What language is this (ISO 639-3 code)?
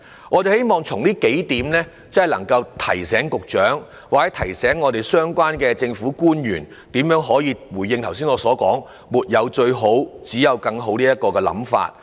yue